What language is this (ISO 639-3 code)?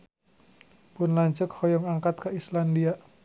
sun